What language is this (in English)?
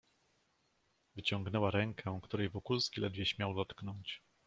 Polish